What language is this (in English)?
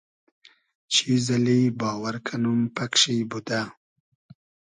Hazaragi